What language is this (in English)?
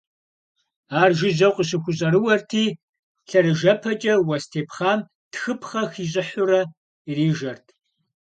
Kabardian